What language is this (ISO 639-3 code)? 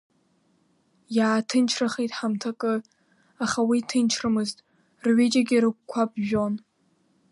abk